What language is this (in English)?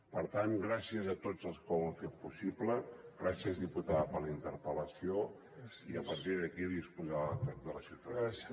Catalan